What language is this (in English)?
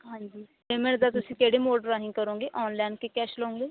Punjabi